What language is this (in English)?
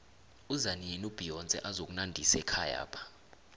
South Ndebele